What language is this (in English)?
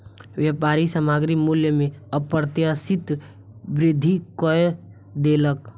Maithili